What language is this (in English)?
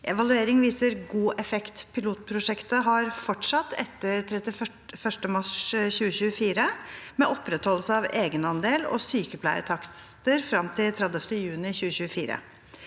Norwegian